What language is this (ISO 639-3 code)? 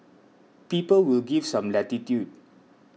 eng